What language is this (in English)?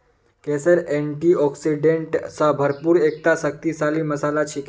Magahi